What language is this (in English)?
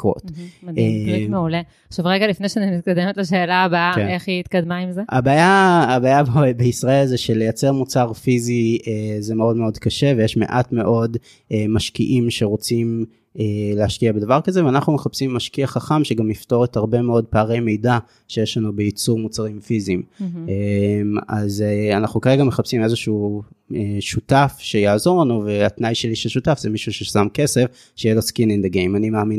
Hebrew